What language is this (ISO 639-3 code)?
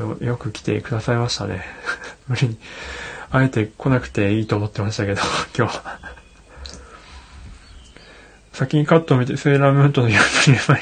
jpn